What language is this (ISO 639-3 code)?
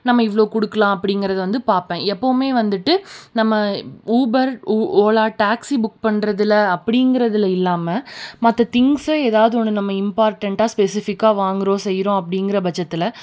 tam